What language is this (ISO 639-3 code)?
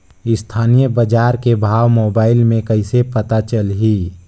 hne